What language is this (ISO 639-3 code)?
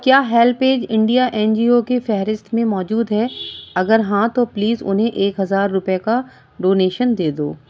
urd